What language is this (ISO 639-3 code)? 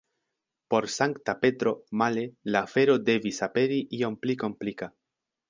epo